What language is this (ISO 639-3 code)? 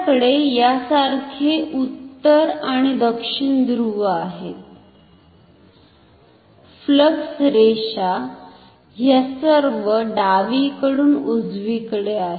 mar